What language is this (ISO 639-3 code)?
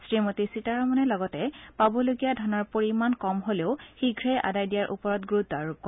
asm